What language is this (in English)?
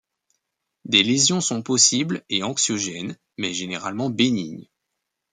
French